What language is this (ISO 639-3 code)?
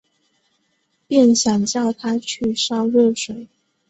zho